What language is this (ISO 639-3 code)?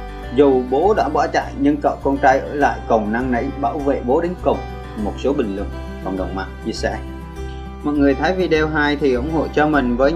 vie